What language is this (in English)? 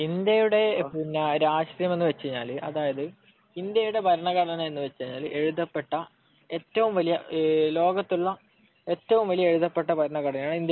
Malayalam